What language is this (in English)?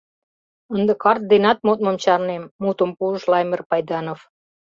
Mari